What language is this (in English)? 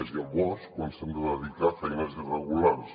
Catalan